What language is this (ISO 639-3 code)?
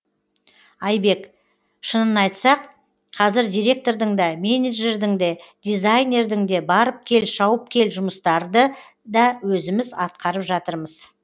kaz